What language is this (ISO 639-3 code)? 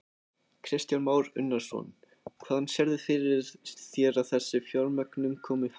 isl